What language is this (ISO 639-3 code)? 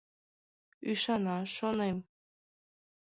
chm